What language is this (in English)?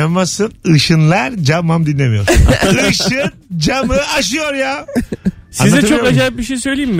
Turkish